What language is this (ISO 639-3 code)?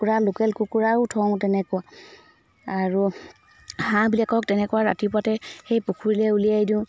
asm